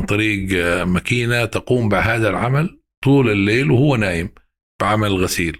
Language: Arabic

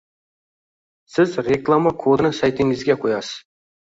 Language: Uzbek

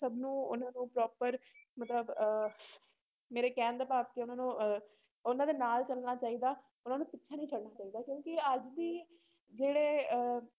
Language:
Punjabi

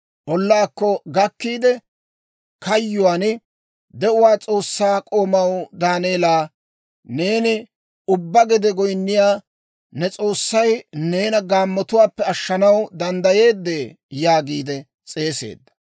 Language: Dawro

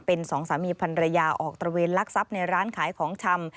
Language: Thai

